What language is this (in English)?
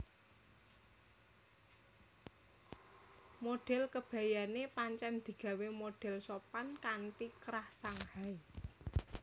Javanese